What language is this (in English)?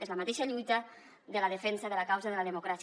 Catalan